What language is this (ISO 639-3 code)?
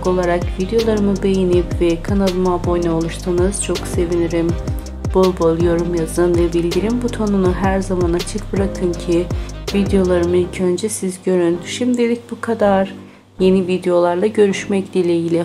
tur